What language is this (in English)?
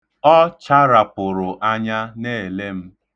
Igbo